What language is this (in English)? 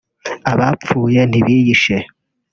Kinyarwanda